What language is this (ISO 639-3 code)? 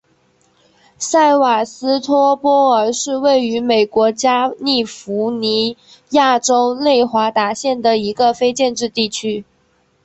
zho